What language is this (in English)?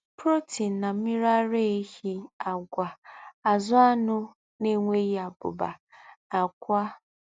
Igbo